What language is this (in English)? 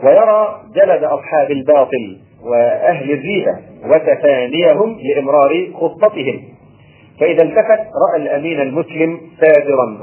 Arabic